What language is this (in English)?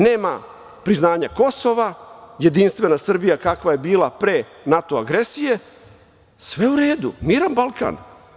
Serbian